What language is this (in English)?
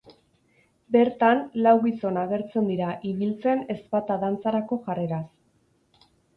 Basque